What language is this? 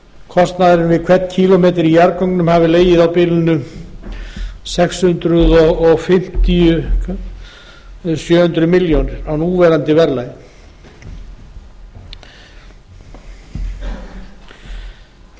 Icelandic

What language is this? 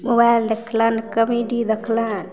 Maithili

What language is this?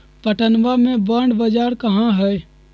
Magahi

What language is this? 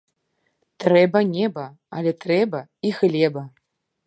Belarusian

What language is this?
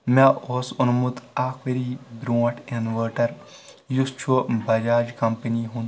Kashmiri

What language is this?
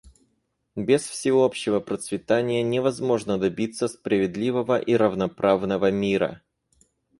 Russian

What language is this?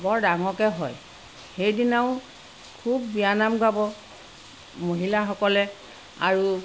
Assamese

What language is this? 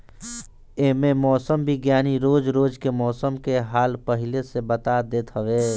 Bhojpuri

